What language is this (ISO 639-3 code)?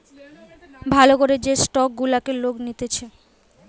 ben